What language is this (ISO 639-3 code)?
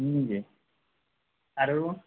asm